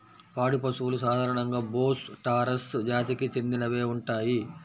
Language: Telugu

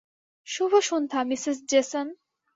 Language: Bangla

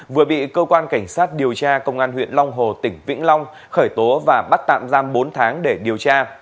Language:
Vietnamese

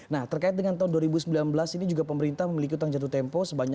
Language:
Indonesian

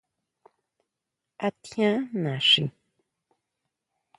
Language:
Huautla Mazatec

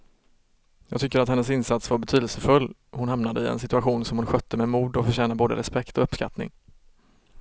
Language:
Swedish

